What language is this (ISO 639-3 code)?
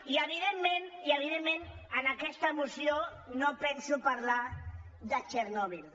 cat